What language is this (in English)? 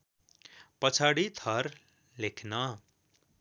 Nepali